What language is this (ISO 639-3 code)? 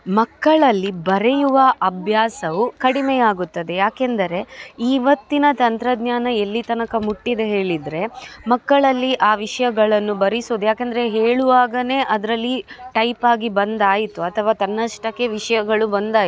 kan